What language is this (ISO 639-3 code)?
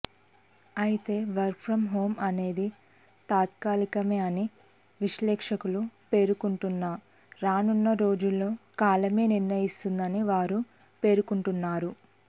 tel